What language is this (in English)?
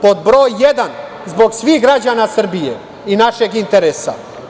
Serbian